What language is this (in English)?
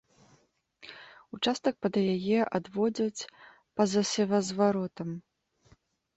Belarusian